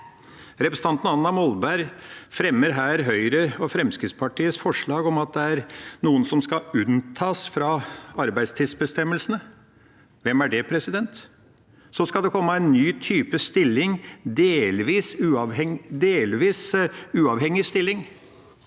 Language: Norwegian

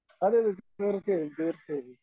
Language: Malayalam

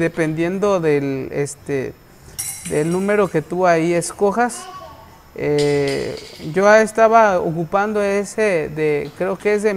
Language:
Spanish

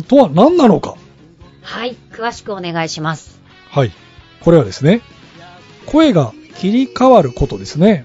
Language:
Japanese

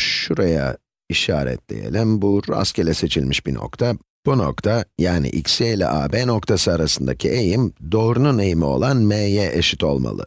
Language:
Turkish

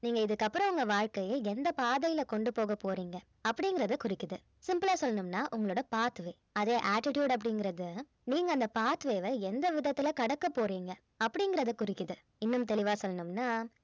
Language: Tamil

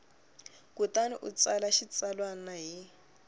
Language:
Tsonga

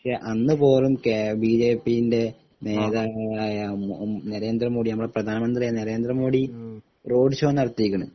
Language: Malayalam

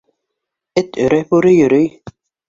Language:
Bashkir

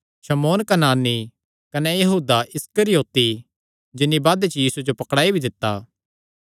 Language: Kangri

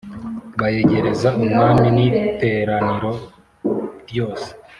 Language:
Kinyarwanda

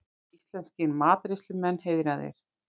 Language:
Icelandic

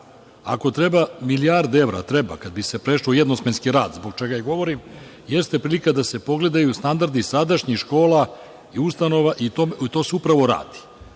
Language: Serbian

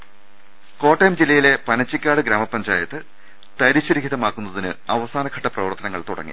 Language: Malayalam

